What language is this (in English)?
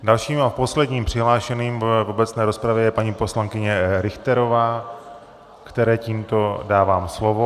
Czech